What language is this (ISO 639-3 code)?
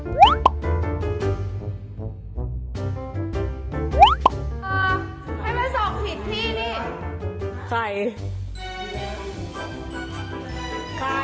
tha